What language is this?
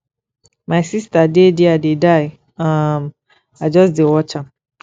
Nigerian Pidgin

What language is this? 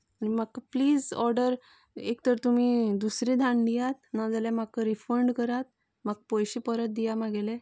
Konkani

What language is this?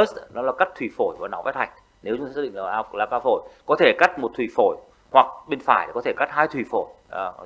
Vietnamese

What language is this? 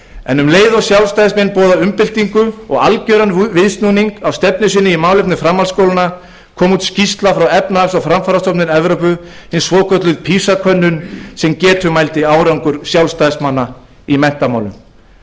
Icelandic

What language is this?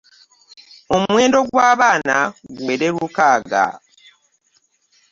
Ganda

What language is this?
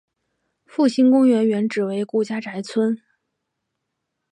Chinese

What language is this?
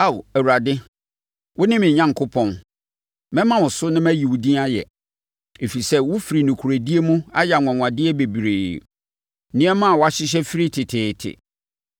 Akan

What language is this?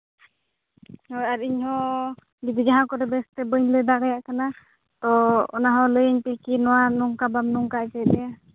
Santali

